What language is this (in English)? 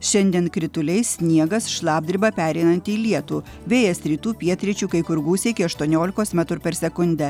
Lithuanian